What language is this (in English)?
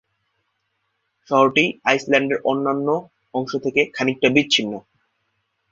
Bangla